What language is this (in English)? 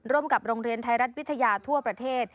Thai